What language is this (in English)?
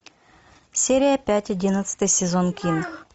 Russian